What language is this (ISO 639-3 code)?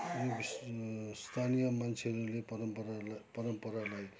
nep